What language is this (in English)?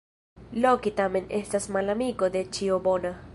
Esperanto